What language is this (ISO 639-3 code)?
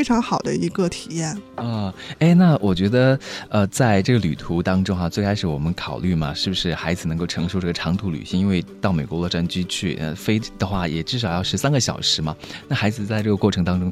zho